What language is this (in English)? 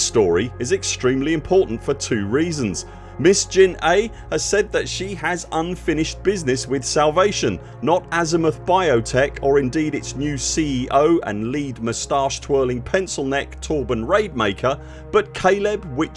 English